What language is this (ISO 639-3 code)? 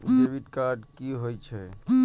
mai